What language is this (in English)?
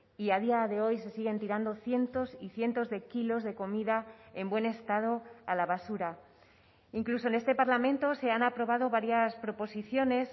Spanish